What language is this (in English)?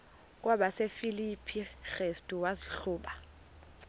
Xhosa